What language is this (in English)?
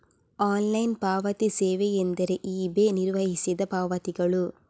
Kannada